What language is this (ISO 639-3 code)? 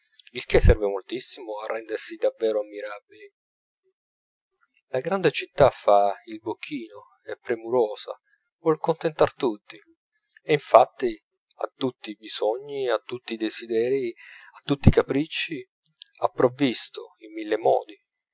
ita